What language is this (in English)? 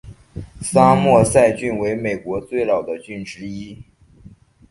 Chinese